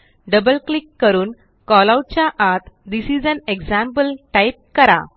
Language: Marathi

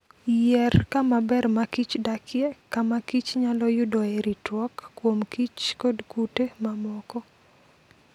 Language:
Luo (Kenya and Tanzania)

